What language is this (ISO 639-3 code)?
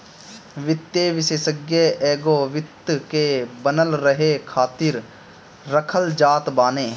bho